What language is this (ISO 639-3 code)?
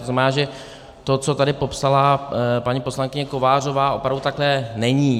ces